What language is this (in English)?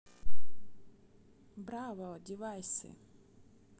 Russian